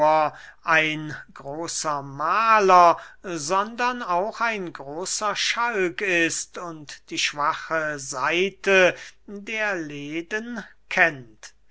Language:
German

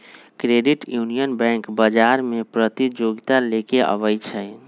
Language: Magahi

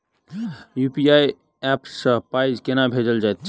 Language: Maithili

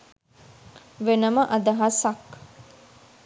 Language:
Sinhala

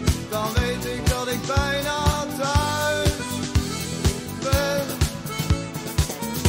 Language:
Dutch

